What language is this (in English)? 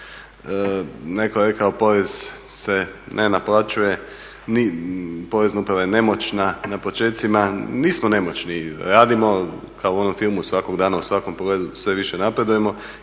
Croatian